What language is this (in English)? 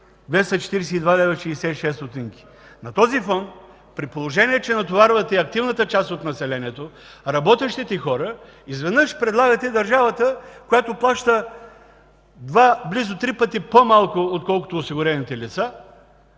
Bulgarian